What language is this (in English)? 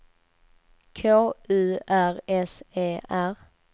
Swedish